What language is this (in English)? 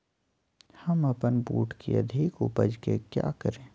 Magahi